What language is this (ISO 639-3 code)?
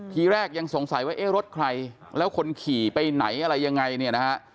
tha